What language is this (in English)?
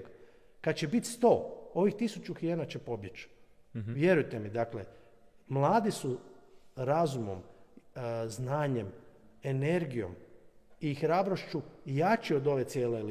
Croatian